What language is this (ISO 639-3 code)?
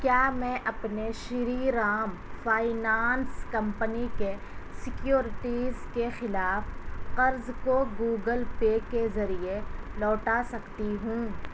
urd